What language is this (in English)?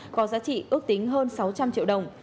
Vietnamese